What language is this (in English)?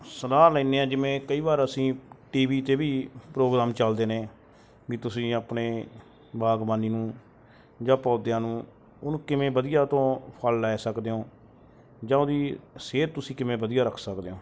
Punjabi